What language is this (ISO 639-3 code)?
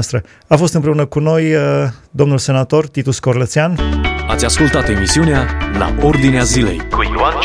ron